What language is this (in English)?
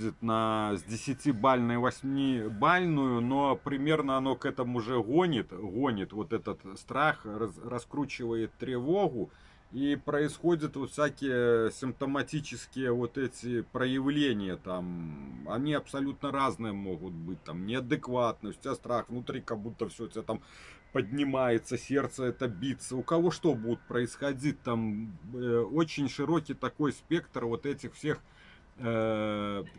Russian